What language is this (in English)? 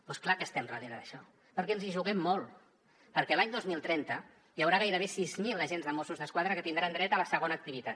Catalan